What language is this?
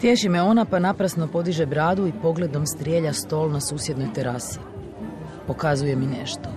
Croatian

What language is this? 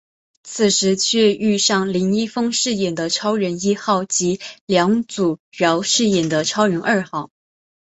Chinese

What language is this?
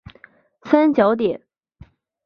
Chinese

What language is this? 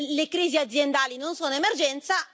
Italian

